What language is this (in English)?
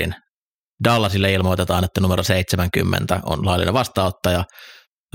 Finnish